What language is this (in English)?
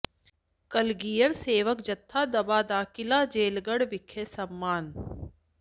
Punjabi